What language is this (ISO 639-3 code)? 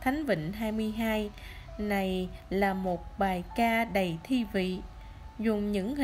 vie